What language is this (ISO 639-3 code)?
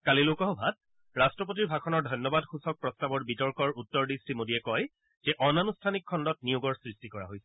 asm